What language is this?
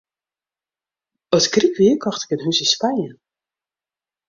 Western Frisian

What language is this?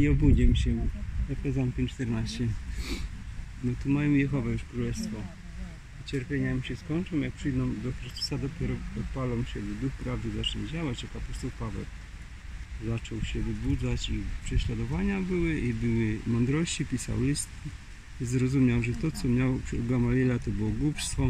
Polish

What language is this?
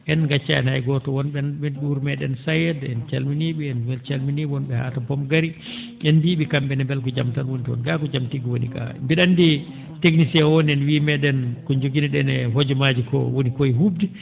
Fula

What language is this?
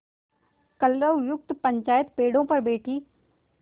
Hindi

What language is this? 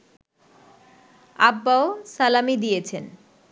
Bangla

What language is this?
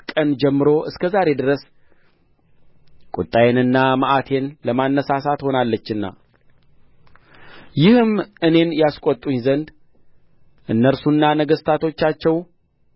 Amharic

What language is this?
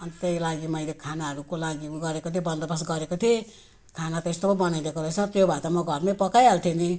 Nepali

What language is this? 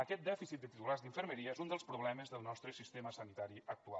Catalan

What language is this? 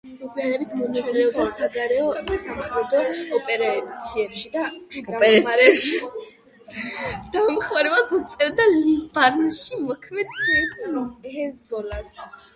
Georgian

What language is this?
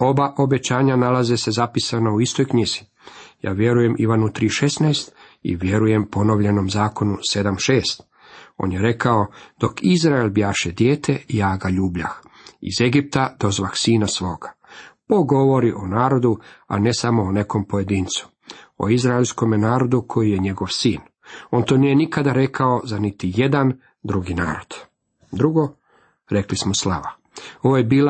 Croatian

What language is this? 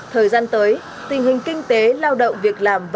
Vietnamese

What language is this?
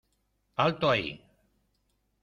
Spanish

